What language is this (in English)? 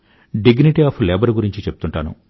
Telugu